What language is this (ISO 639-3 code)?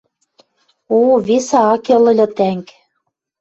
mrj